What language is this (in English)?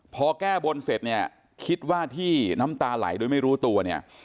Thai